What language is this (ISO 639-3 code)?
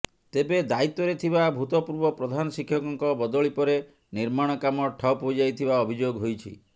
ori